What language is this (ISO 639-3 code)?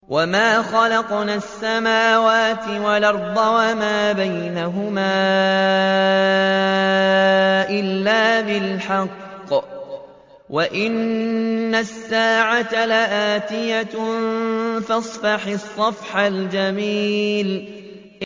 ara